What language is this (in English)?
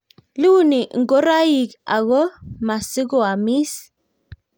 Kalenjin